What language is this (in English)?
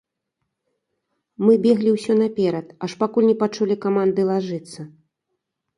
Belarusian